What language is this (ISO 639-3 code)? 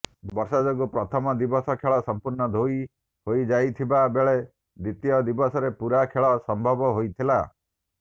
ori